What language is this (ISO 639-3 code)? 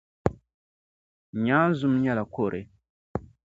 dag